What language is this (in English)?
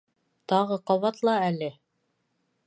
Bashkir